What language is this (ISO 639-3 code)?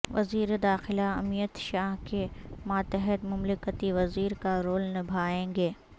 urd